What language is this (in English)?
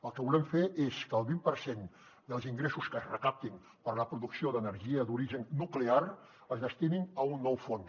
Catalan